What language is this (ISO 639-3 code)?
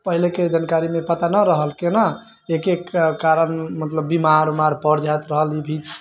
mai